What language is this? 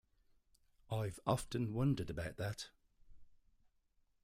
English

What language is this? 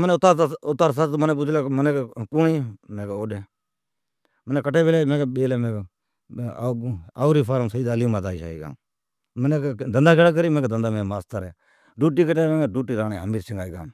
Od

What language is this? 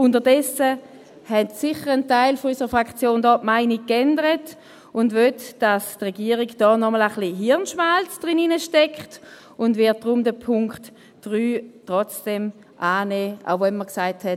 Swiss German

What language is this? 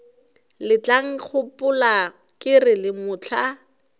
Northern Sotho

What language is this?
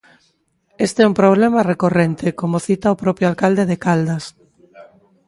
Galician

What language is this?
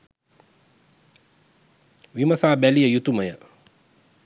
Sinhala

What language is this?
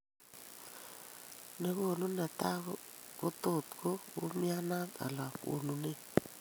Kalenjin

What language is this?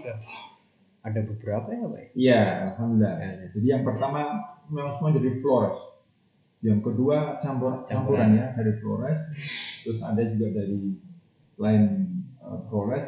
Indonesian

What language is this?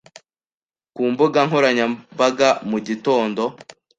Kinyarwanda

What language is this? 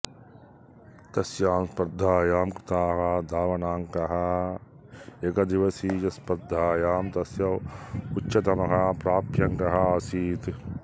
Sanskrit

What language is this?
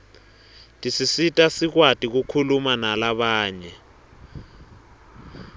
Swati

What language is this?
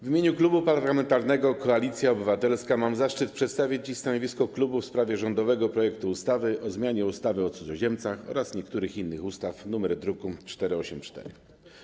Polish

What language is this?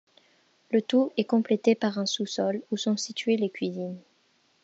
French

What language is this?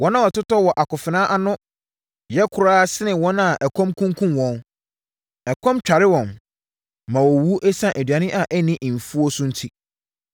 Akan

